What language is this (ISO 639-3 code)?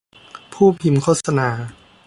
tha